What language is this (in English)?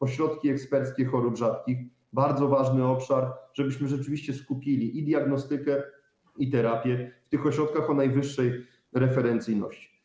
Polish